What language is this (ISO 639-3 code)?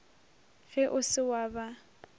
nso